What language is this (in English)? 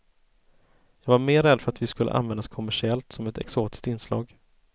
Swedish